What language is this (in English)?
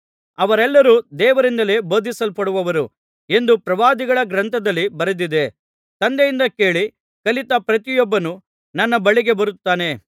Kannada